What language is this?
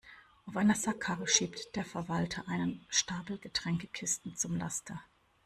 German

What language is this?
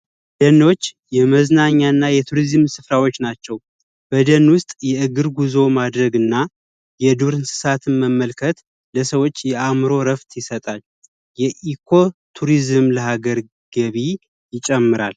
Amharic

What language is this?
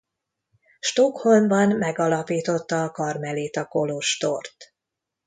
Hungarian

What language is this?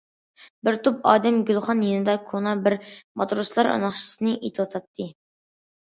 Uyghur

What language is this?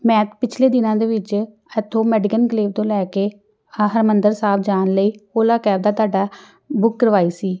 Punjabi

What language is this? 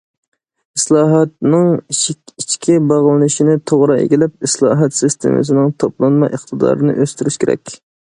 Uyghur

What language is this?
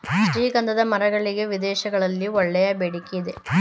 Kannada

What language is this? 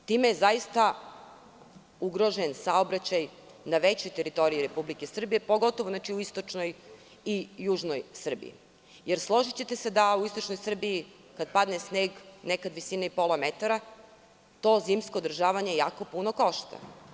Serbian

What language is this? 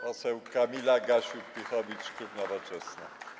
Polish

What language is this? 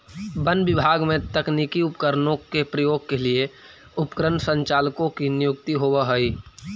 Magahi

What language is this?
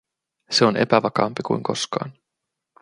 Finnish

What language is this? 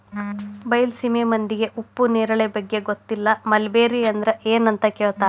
Kannada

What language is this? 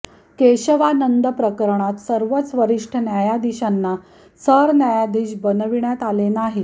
Marathi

